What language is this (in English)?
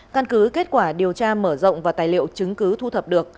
Vietnamese